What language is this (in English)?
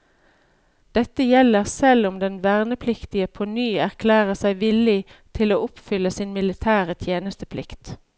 Norwegian